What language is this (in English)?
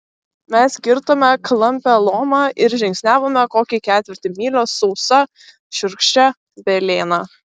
Lithuanian